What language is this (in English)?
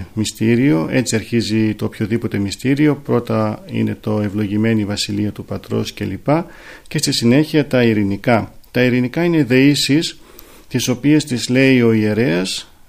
Greek